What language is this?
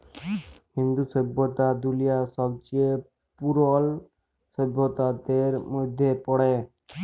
Bangla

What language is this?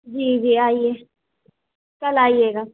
Urdu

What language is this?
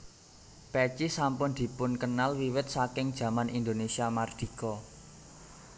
Javanese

